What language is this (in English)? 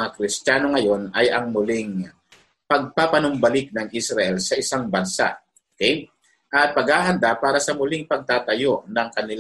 Filipino